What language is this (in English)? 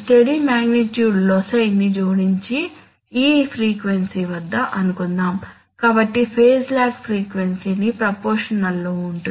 Telugu